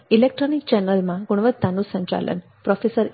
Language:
Gujarati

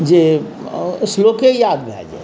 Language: Maithili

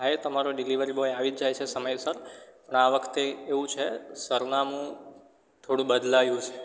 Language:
Gujarati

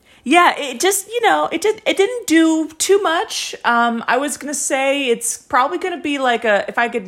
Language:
English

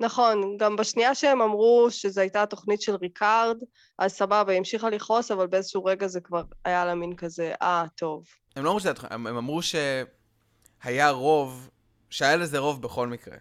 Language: Hebrew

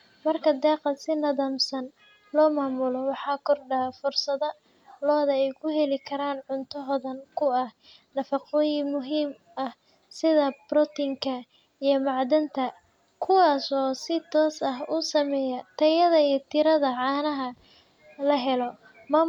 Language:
Somali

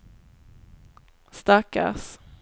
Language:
Swedish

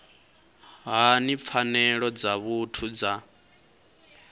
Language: Venda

